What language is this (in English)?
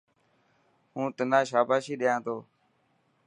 Dhatki